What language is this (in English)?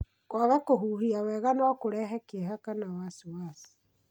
Kikuyu